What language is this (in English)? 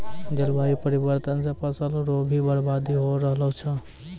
Maithili